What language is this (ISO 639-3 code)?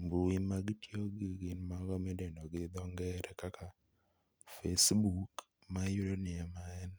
luo